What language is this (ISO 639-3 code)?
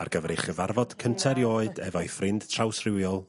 cym